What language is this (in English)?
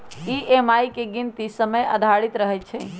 Magahi